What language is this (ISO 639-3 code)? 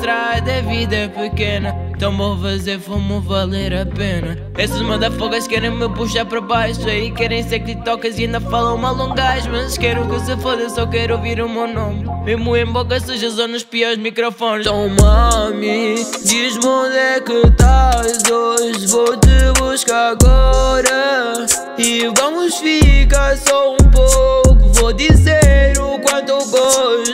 por